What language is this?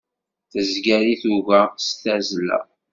Kabyle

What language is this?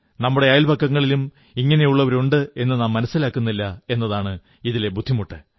Malayalam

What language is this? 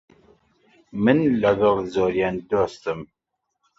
Central Kurdish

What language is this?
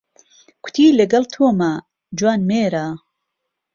Central Kurdish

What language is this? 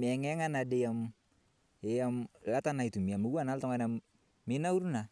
Masai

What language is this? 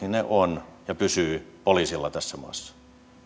Finnish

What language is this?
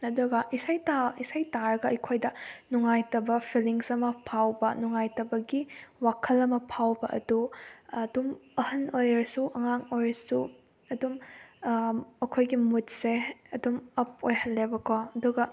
Manipuri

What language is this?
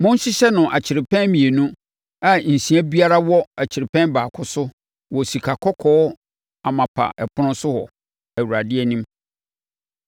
Akan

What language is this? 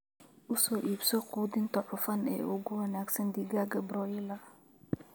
Somali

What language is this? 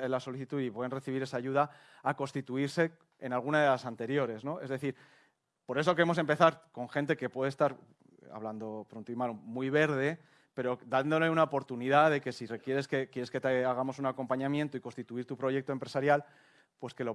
Spanish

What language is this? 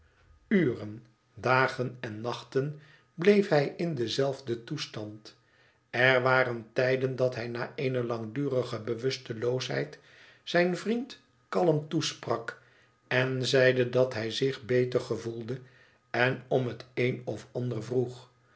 Dutch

